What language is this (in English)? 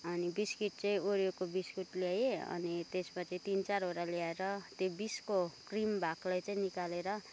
Nepali